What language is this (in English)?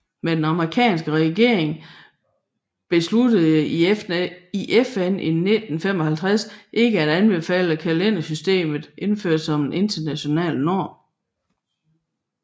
Danish